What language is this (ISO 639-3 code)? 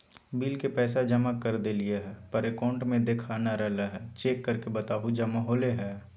mag